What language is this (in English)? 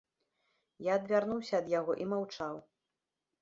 Belarusian